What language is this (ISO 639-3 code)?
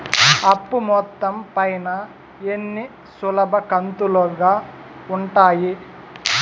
tel